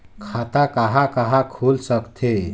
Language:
Chhattisgarhi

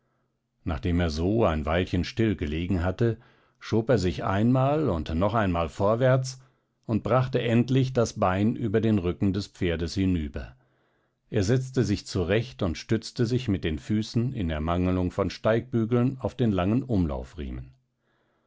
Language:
German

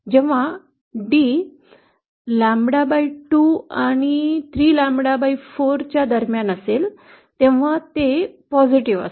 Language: Marathi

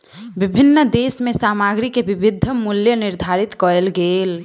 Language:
Maithili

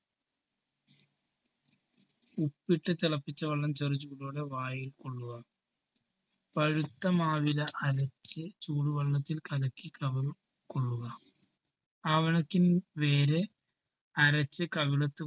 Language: Malayalam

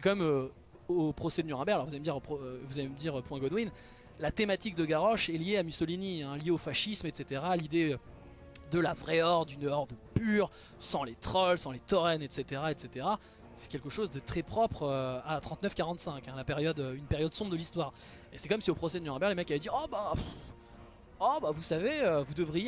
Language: French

